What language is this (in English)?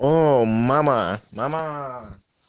Russian